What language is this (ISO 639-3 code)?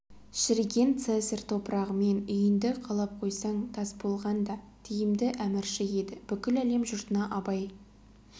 kaz